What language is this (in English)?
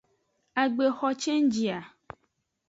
Aja (Benin)